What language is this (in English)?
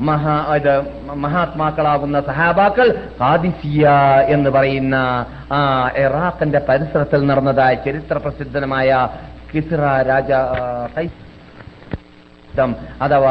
Malayalam